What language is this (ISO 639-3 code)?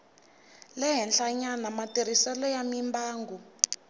tso